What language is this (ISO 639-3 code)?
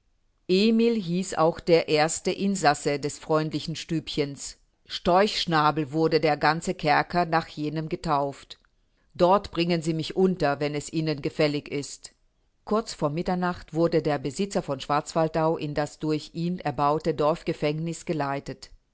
deu